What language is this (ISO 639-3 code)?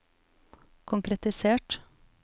nor